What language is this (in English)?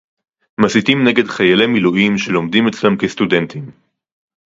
Hebrew